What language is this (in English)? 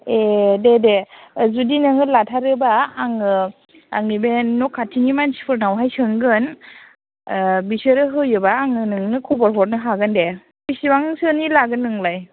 Bodo